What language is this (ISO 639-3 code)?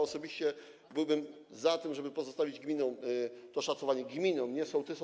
pol